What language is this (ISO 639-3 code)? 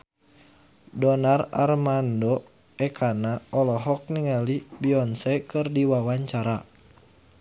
sun